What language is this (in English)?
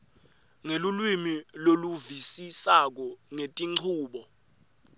Swati